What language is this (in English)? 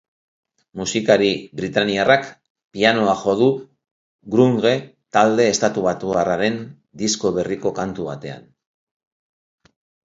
Basque